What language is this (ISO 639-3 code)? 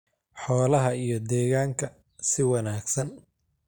som